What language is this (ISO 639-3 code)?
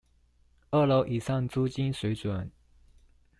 zho